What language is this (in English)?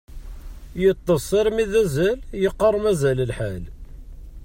Kabyle